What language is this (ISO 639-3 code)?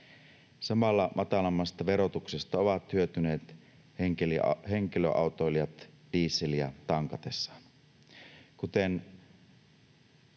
fin